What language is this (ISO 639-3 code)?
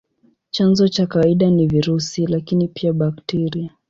swa